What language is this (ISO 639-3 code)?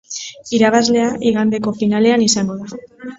eus